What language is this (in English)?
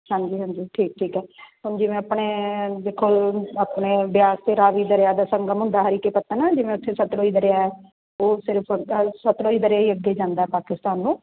Punjabi